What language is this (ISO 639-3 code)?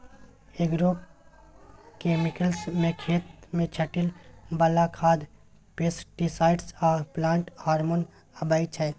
mai